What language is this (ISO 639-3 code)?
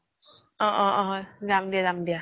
asm